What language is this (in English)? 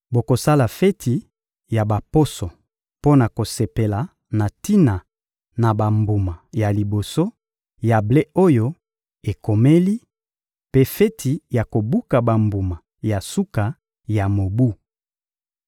Lingala